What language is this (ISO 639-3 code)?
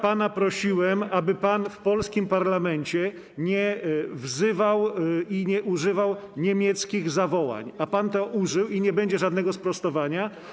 pol